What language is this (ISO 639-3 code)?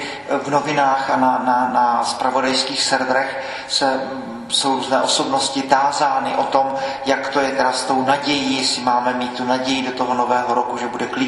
ces